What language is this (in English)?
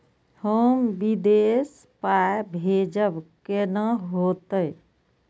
Maithili